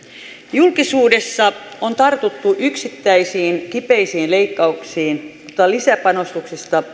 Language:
Finnish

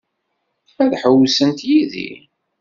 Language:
Kabyle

